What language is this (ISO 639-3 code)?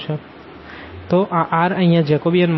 guj